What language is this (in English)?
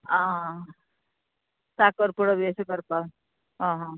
Konkani